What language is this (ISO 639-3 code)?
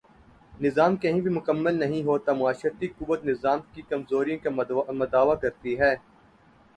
urd